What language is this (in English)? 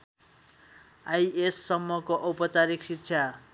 Nepali